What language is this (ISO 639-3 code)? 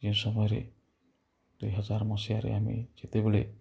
ori